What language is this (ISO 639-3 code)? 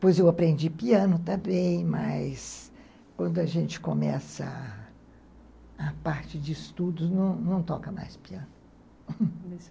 por